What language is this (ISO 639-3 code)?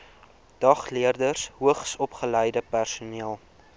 afr